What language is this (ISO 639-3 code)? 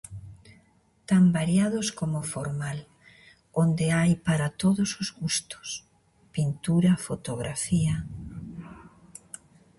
glg